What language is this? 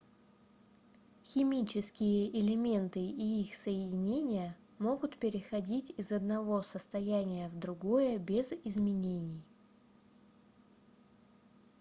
Russian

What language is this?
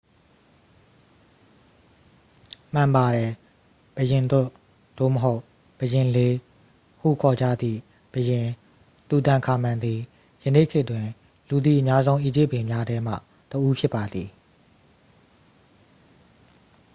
Burmese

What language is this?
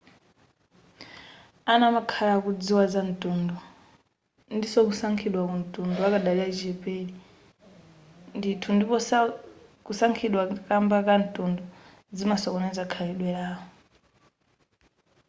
Nyanja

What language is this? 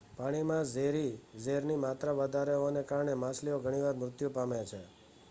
Gujarati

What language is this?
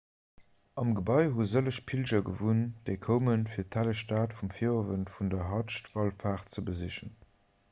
Luxembourgish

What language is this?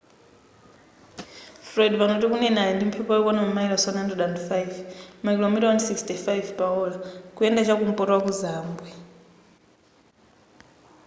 Nyanja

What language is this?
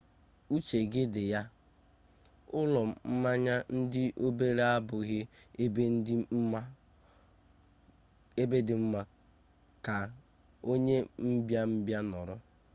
Igbo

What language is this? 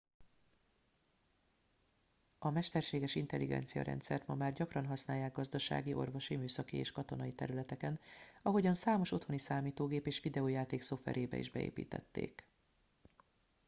Hungarian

